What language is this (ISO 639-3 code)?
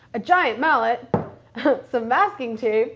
eng